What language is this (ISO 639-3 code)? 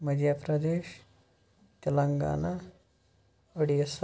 kas